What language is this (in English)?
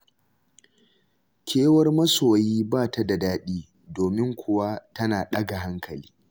Hausa